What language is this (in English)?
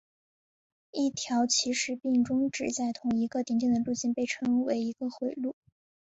Chinese